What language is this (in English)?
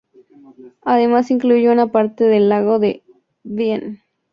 Spanish